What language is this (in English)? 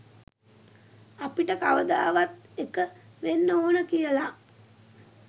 Sinhala